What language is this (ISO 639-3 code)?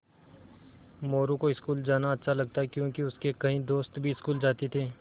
hin